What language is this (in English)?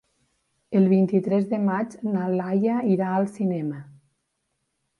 Catalan